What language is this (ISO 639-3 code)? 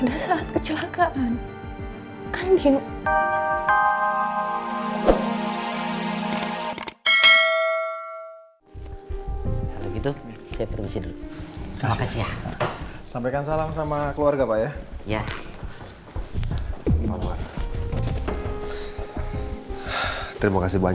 ind